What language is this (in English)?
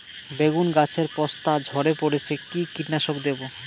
Bangla